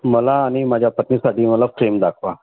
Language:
Marathi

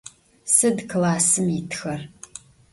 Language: Adyghe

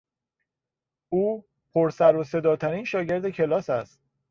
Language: Persian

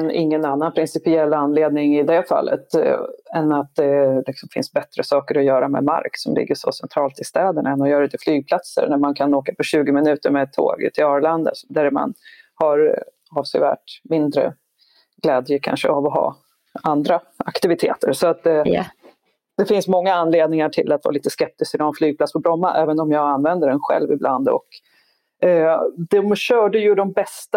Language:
Swedish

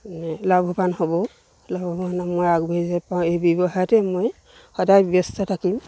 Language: Assamese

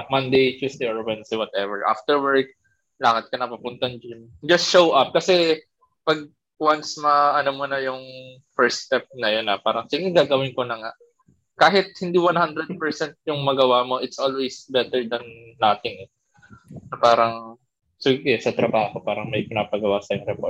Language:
Filipino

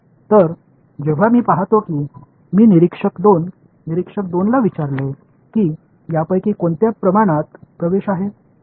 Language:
Marathi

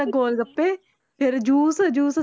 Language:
Punjabi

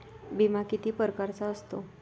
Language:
Marathi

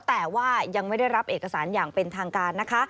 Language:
Thai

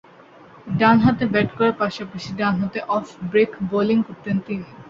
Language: Bangla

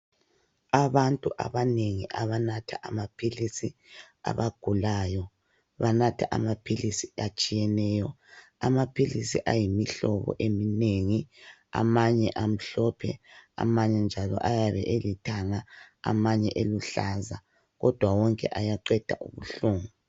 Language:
North Ndebele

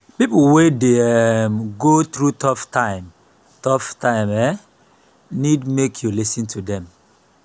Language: Nigerian Pidgin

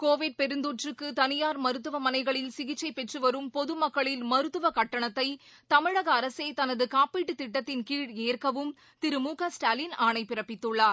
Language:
Tamil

